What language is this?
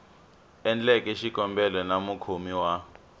Tsonga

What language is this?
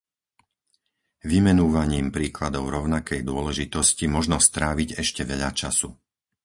Slovak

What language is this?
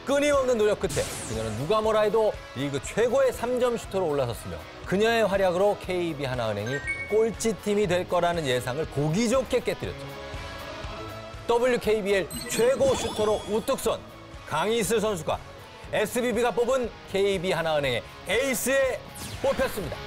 Korean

